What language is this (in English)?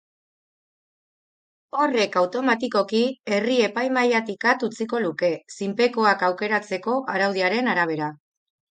Basque